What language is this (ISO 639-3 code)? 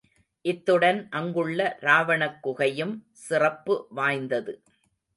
tam